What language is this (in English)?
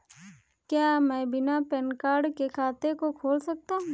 Hindi